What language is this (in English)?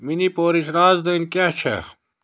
Kashmiri